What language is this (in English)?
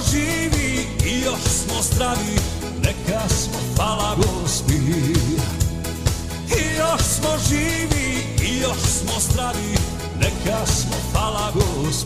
Croatian